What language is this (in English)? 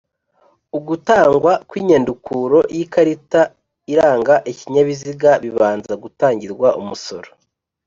Kinyarwanda